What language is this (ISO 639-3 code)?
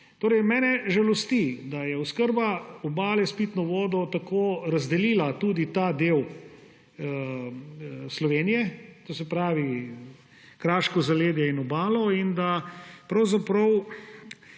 slv